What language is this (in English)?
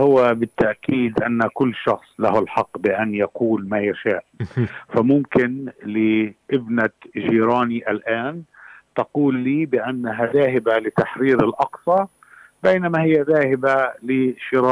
Arabic